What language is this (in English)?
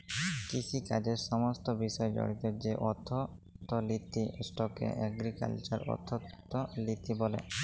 Bangla